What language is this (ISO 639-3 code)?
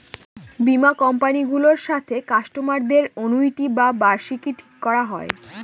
ben